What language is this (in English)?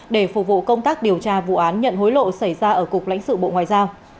Vietnamese